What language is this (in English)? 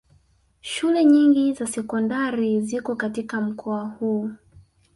Swahili